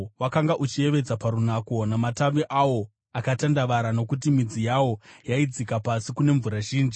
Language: Shona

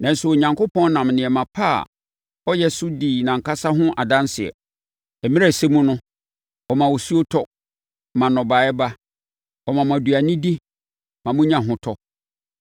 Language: Akan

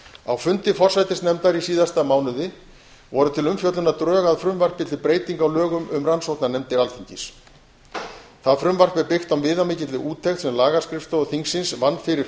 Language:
Icelandic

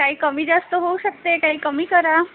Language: Marathi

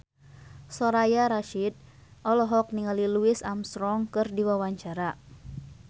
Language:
Sundanese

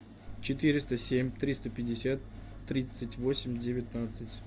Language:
Russian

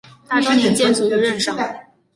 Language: Chinese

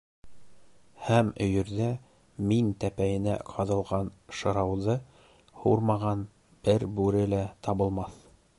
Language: Bashkir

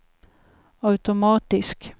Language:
Swedish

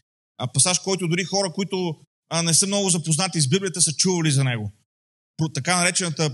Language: Bulgarian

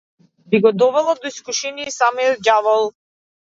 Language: Macedonian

